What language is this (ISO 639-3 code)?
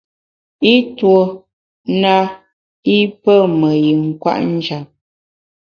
bax